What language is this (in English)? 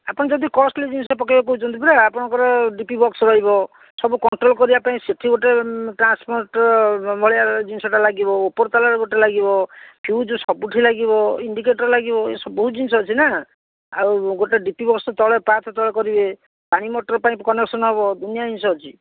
Odia